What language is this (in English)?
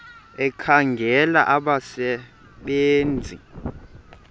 Xhosa